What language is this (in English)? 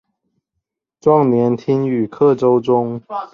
Chinese